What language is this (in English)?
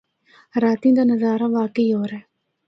Northern Hindko